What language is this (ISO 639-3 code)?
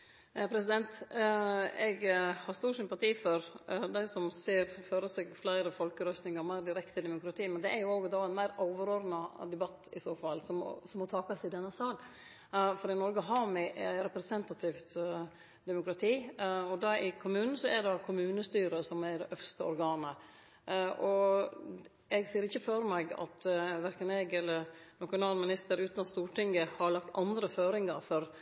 nno